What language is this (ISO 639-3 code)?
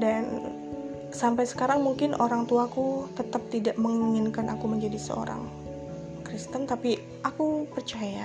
ind